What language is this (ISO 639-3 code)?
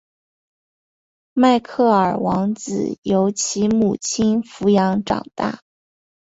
zho